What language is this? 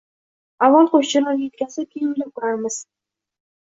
Uzbek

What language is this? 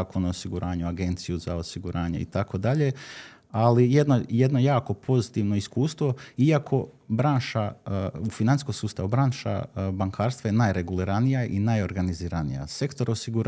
Croatian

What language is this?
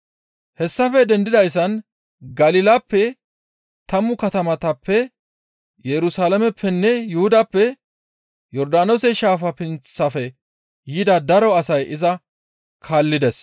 Gamo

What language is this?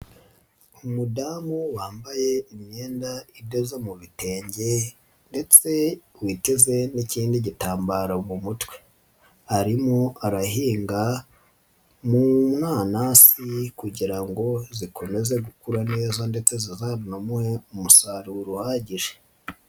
Kinyarwanda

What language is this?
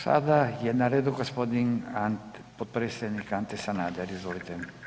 Croatian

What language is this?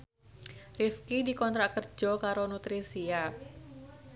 Javanese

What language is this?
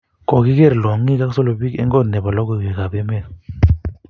Kalenjin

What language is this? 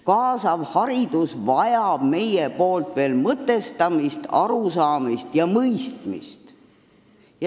Estonian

